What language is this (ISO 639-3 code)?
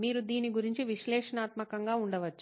tel